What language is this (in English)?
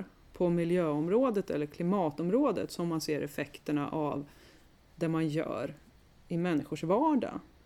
Swedish